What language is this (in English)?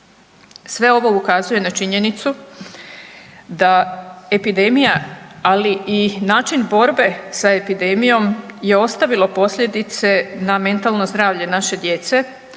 Croatian